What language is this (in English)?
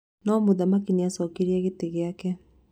Kikuyu